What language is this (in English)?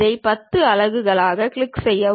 Tamil